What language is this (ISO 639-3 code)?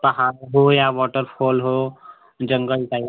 hin